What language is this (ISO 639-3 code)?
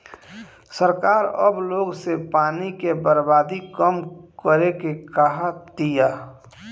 bho